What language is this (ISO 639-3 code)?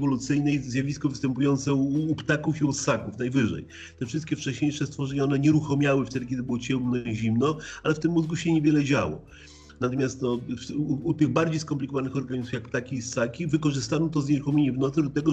pol